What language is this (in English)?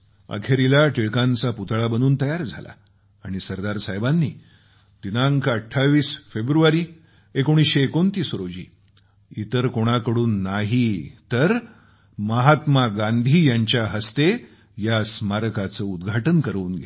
Marathi